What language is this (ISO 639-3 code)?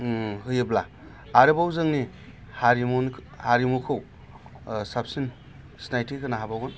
brx